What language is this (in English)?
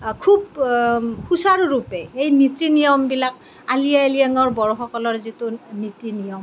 Assamese